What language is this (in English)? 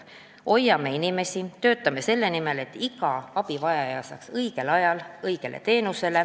Estonian